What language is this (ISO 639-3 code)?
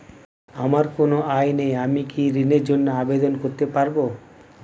ben